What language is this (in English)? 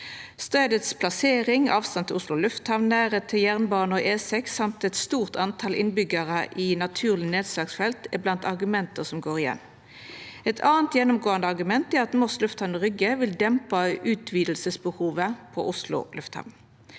Norwegian